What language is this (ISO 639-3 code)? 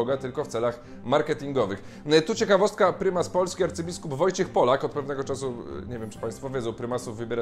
pol